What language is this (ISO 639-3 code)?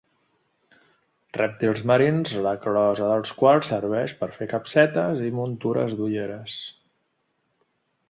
cat